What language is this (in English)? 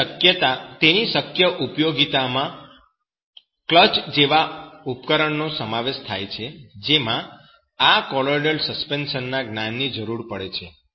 Gujarati